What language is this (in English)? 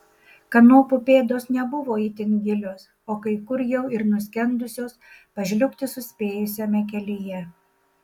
Lithuanian